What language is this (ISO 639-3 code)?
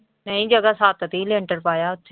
pan